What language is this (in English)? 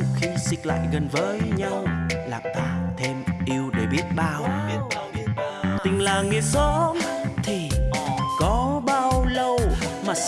Vietnamese